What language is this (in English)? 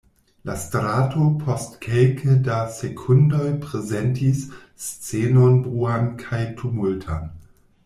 Esperanto